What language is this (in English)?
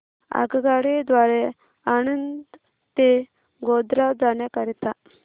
Marathi